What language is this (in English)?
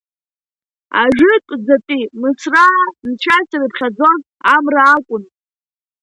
Abkhazian